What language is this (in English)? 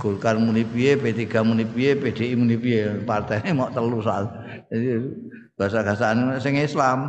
Indonesian